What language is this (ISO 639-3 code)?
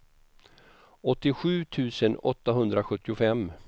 swe